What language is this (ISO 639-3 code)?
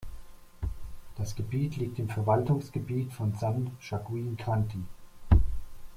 deu